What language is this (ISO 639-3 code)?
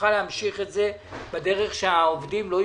heb